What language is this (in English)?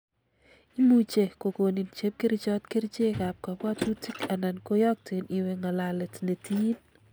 Kalenjin